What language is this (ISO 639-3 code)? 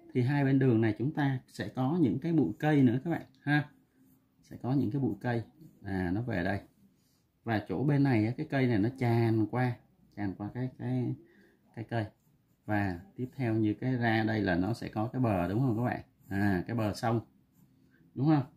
vie